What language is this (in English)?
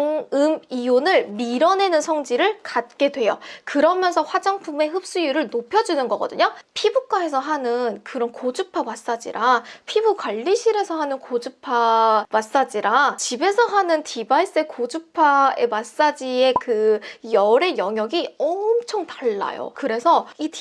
Korean